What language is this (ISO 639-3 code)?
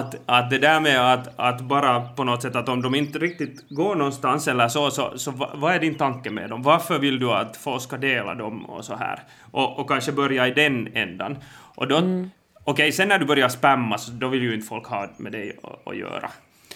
swe